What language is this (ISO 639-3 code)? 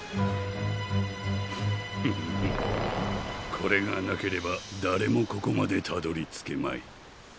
jpn